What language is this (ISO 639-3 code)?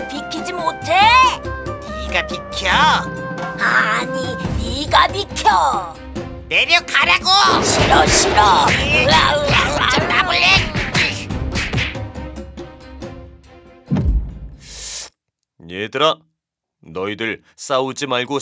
kor